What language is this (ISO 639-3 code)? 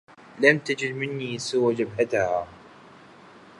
ara